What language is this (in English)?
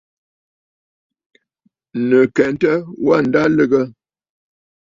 Bafut